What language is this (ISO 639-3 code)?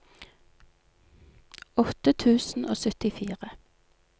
nor